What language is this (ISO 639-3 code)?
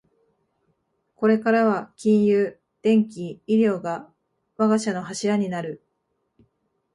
jpn